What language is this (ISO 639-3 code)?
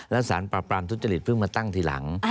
tha